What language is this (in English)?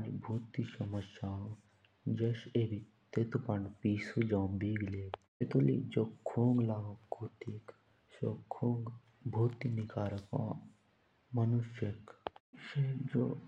Jaunsari